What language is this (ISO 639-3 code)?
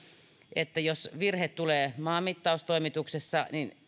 fin